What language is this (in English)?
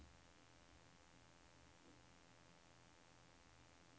Swedish